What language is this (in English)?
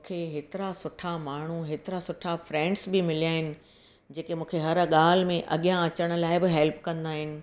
Sindhi